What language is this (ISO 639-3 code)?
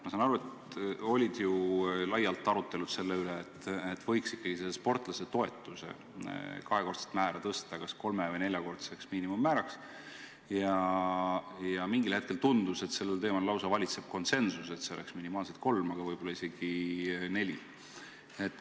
est